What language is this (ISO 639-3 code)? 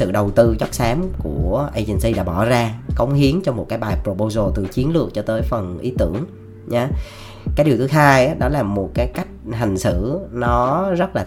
vie